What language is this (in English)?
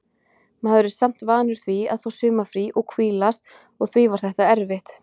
Icelandic